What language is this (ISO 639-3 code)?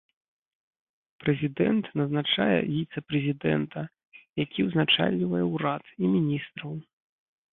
bel